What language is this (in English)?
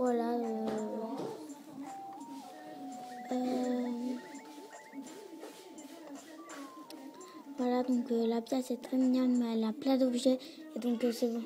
French